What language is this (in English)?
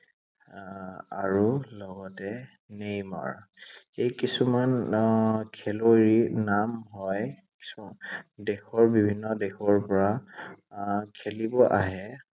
Assamese